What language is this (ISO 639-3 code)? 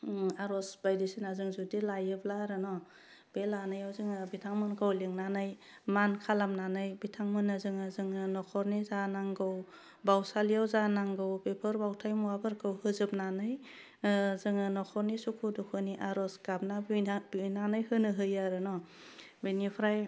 brx